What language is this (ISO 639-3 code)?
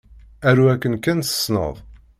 kab